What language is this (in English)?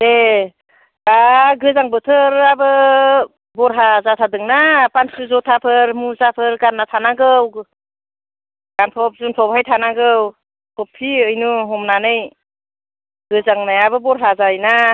Bodo